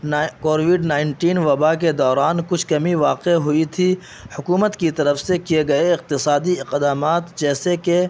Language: Urdu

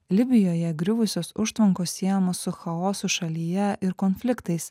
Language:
Lithuanian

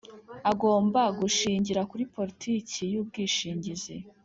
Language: Kinyarwanda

